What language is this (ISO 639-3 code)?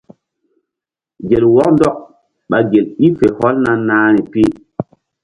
mdd